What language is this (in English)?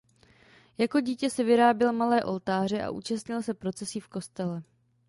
Czech